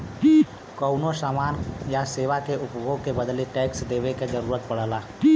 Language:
Bhojpuri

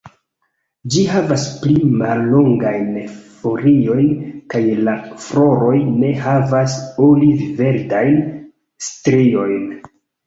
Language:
Esperanto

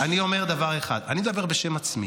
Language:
Hebrew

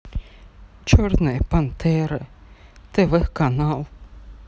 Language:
Russian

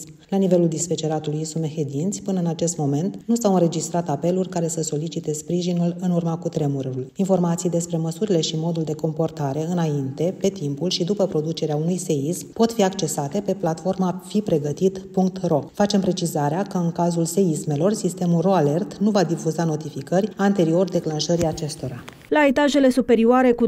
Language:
Romanian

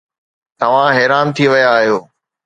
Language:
Sindhi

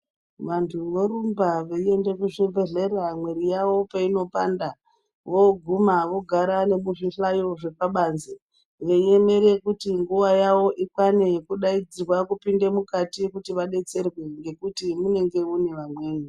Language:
Ndau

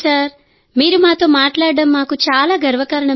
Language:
Telugu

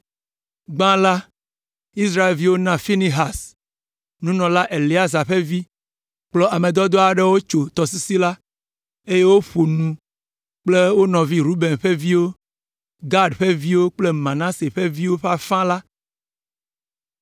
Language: Ewe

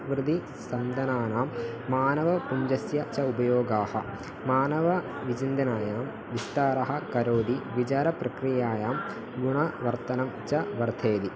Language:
Sanskrit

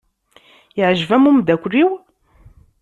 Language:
Kabyle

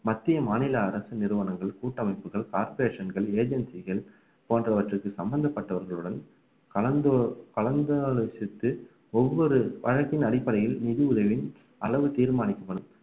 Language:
Tamil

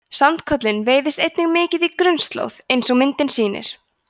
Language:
Icelandic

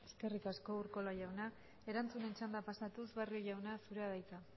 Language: Basque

